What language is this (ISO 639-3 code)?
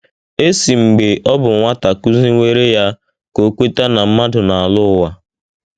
ibo